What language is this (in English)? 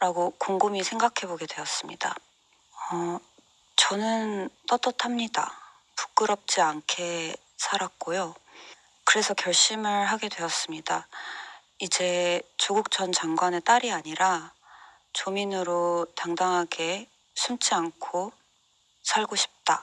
Korean